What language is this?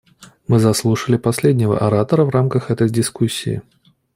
Russian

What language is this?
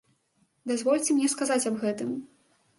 Belarusian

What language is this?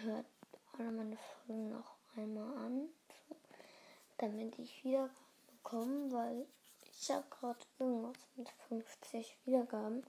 German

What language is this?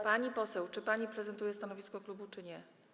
Polish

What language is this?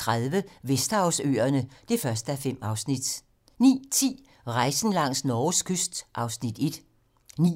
Danish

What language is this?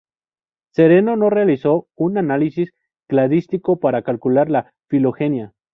Spanish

